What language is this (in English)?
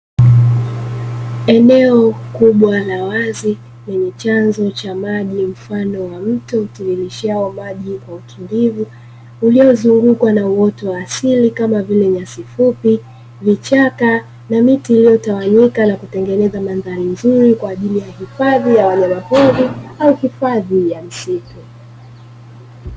Swahili